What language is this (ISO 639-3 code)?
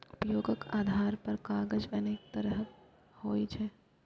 mai